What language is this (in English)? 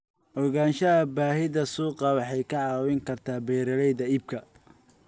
Somali